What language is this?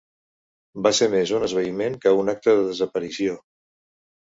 Catalan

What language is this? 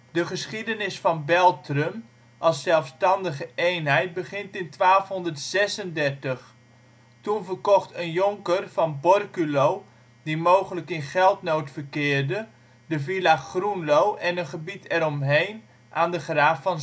Dutch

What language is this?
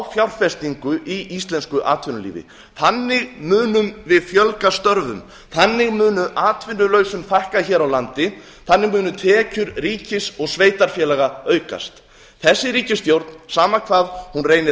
Icelandic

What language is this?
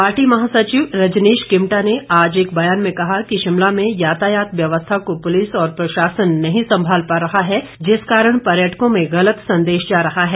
Hindi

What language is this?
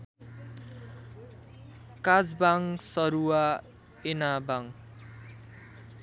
Nepali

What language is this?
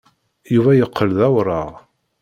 Kabyle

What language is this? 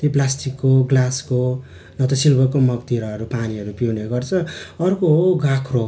Nepali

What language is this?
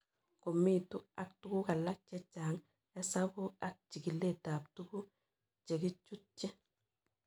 Kalenjin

